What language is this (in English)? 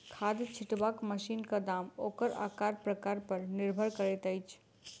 Maithili